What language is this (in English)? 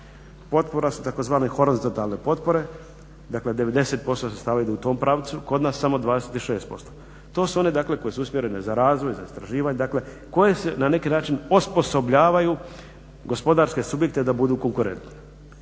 Croatian